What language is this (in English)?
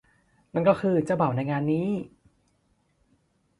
Thai